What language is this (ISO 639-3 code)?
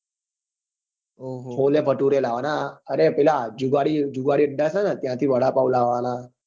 guj